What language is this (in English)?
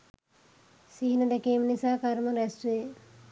Sinhala